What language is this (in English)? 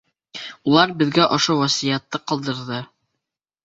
Bashkir